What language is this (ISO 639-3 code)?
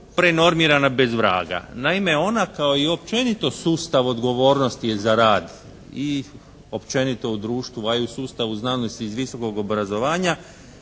hrv